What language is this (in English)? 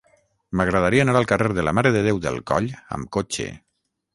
Catalan